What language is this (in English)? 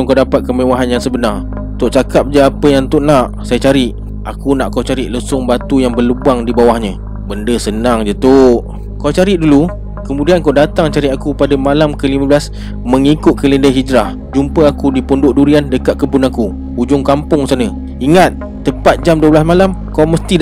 Malay